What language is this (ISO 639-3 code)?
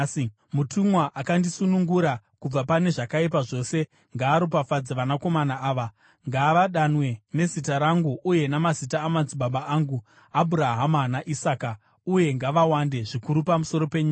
sna